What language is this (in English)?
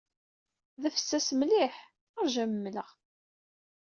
Kabyle